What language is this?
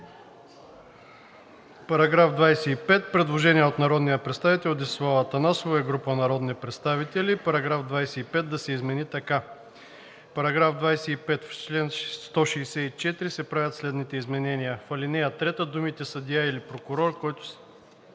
Bulgarian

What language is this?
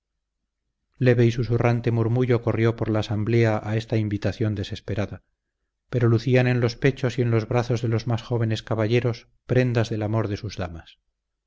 Spanish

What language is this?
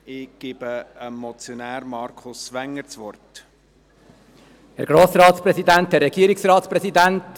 Swiss German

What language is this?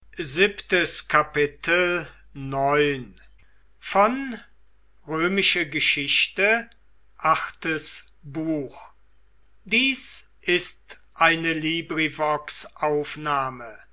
German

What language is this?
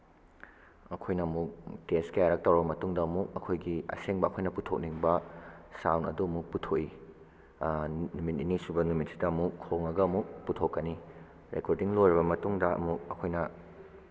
Manipuri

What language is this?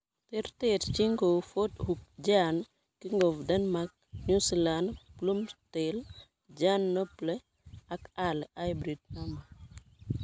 Kalenjin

